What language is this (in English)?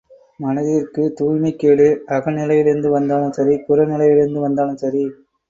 Tamil